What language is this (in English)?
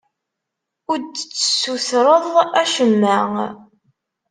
Kabyle